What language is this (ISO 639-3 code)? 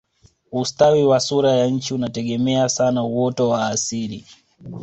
swa